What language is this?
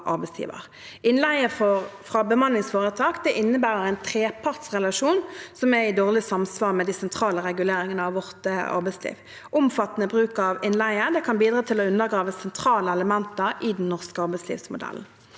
Norwegian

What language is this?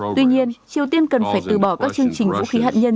Vietnamese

